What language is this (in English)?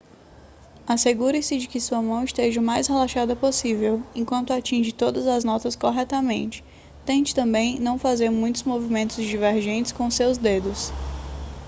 Portuguese